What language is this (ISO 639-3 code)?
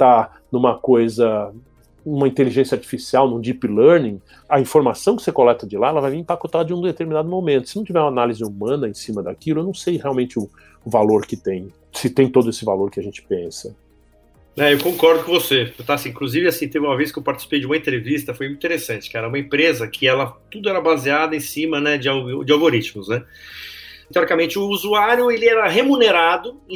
por